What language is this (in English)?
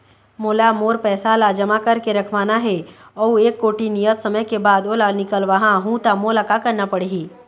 Chhattisgarhi